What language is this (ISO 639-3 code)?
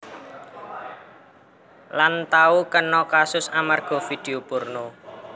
jav